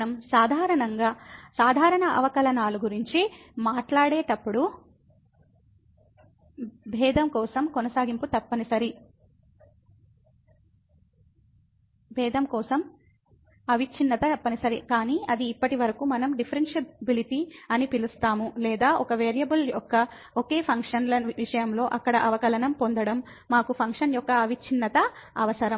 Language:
Telugu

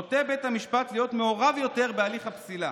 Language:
Hebrew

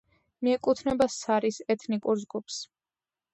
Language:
Georgian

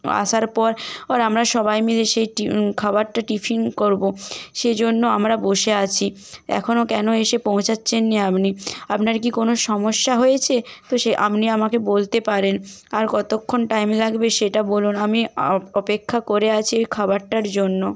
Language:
Bangla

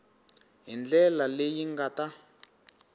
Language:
Tsonga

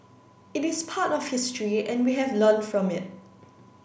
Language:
English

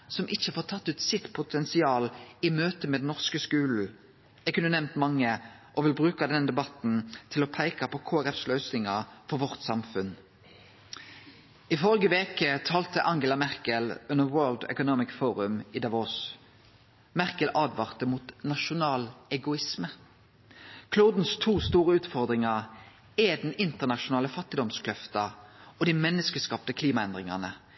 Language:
Norwegian Nynorsk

